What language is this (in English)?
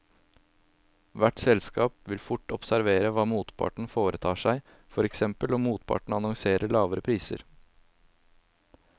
Norwegian